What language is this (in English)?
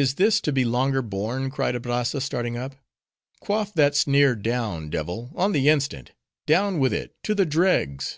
English